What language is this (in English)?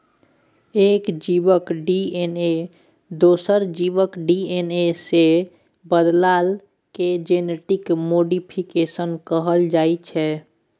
Maithili